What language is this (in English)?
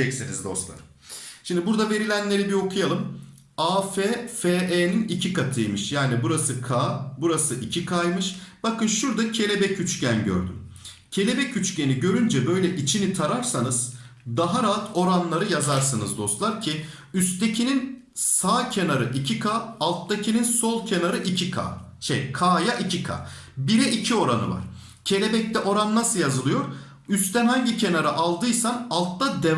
Turkish